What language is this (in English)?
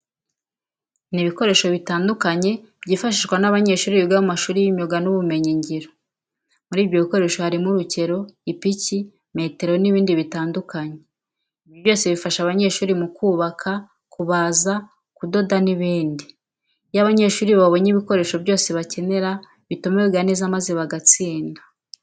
Kinyarwanda